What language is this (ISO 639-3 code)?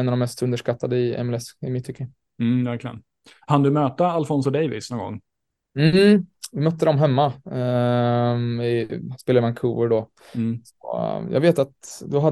swe